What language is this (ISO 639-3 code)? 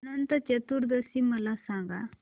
mar